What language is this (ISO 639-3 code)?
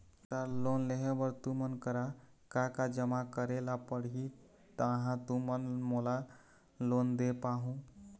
hne